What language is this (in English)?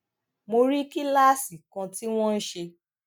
Yoruba